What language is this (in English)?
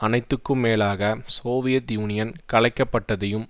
Tamil